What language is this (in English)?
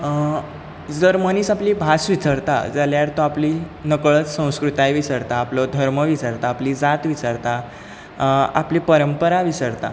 Konkani